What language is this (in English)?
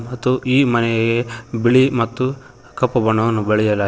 Kannada